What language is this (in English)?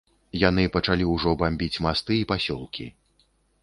Belarusian